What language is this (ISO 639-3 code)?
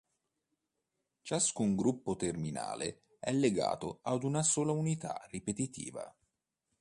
ita